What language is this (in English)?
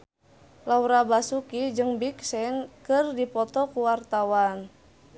Sundanese